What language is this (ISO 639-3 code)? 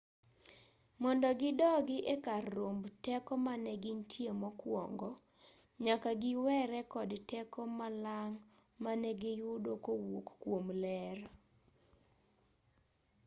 luo